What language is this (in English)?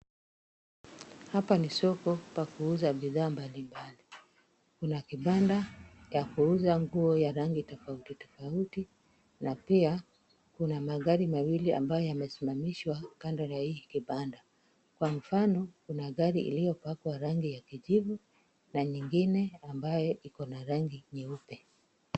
Swahili